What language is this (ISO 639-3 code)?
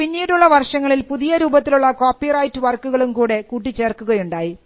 mal